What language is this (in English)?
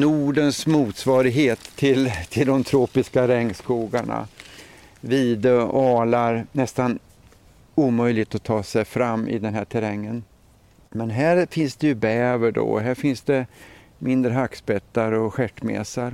Swedish